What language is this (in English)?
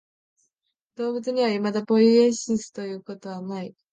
Japanese